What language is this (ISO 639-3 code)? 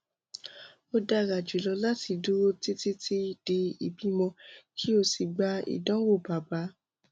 yor